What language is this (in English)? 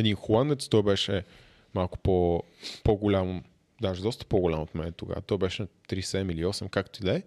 Bulgarian